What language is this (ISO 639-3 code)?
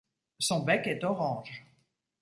fra